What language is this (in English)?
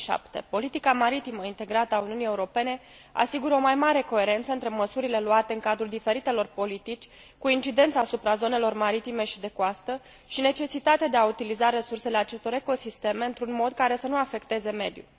Romanian